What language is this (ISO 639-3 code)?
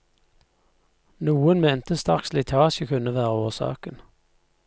nor